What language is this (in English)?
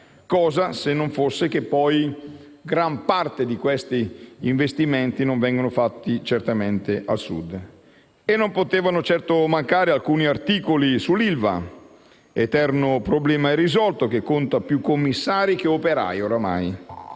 Italian